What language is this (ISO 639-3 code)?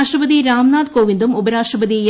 mal